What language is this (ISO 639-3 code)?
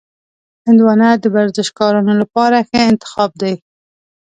pus